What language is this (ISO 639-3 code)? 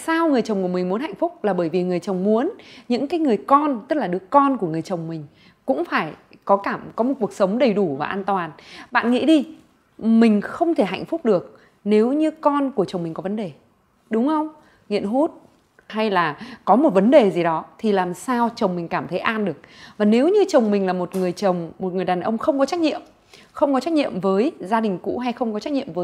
vie